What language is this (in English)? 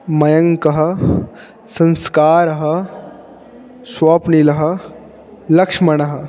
Sanskrit